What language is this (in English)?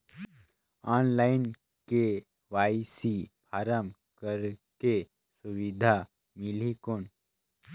Chhattisgarhi